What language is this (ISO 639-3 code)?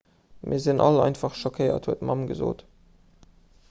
ltz